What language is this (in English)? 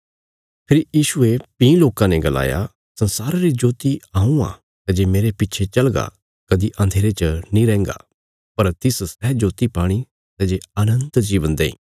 Bilaspuri